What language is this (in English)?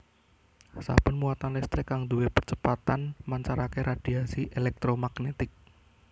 Javanese